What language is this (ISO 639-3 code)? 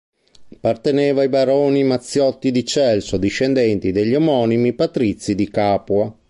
ita